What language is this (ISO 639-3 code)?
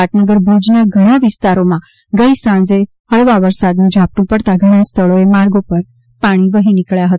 guj